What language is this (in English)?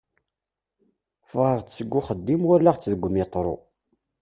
Kabyle